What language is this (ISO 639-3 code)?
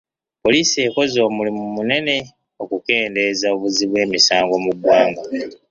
lug